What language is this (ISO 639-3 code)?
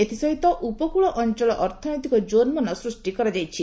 ori